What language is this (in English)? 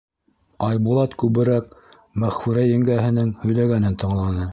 Bashkir